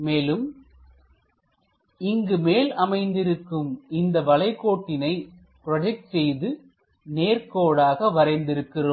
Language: Tamil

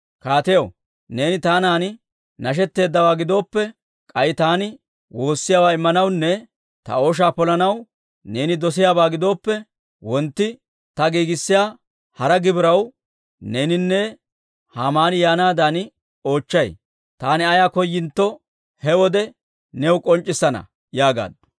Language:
Dawro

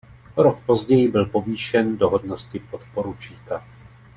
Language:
Czech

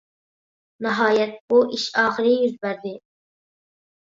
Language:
Uyghur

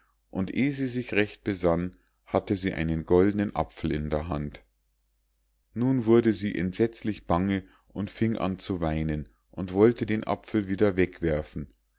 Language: German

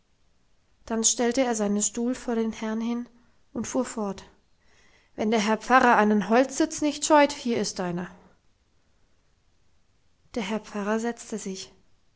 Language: German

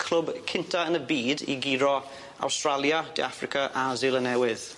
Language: Welsh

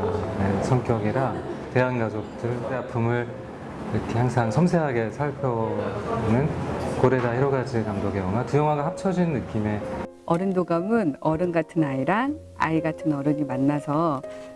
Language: Korean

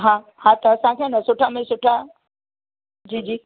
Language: Sindhi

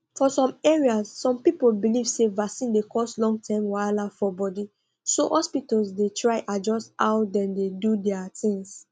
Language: Nigerian Pidgin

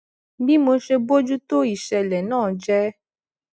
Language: Yoruba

